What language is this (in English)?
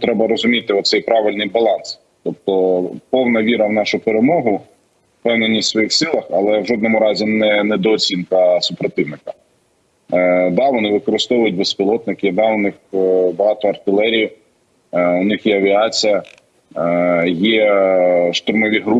Ukrainian